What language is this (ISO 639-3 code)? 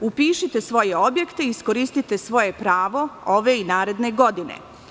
srp